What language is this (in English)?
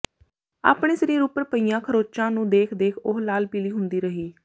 Punjabi